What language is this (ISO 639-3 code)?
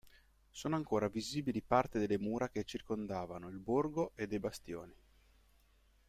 ita